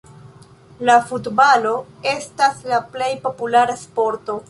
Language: Esperanto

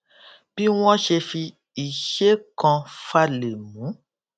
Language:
Yoruba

